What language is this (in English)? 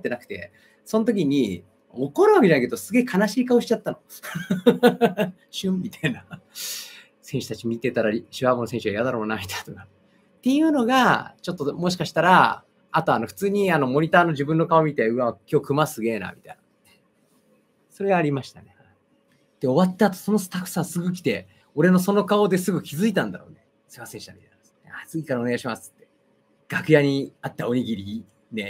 Japanese